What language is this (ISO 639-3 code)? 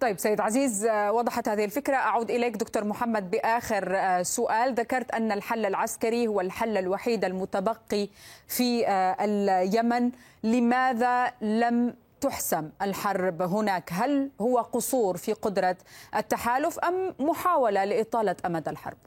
ara